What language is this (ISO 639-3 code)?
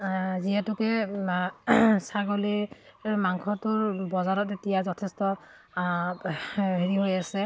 asm